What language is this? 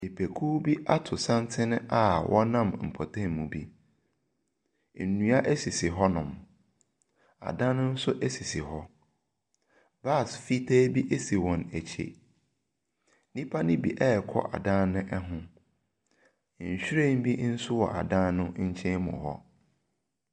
Akan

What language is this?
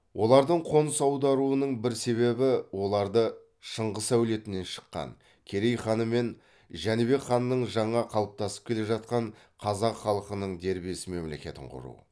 Kazakh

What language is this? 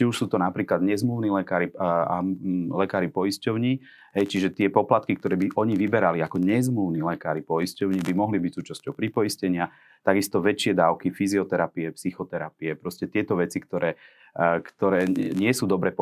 Slovak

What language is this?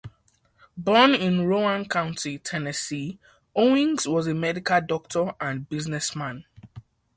English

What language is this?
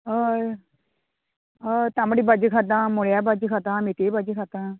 Konkani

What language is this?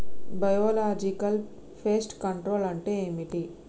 Telugu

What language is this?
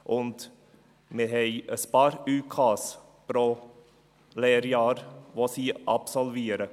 Swiss German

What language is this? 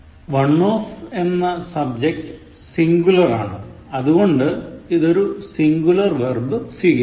Malayalam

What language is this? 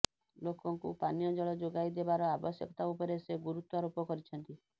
Odia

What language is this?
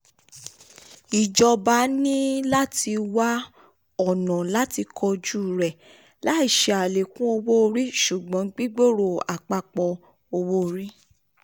Yoruba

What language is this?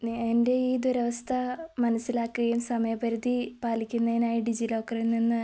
Malayalam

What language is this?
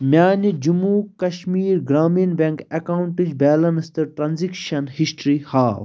Kashmiri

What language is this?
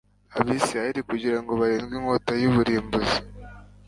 Kinyarwanda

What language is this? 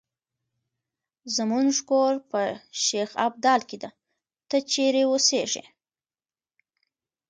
Pashto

